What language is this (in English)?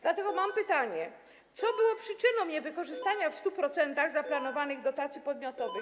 Polish